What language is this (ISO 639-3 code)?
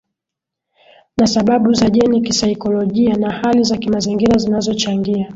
swa